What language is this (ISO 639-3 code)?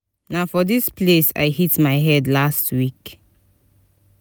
pcm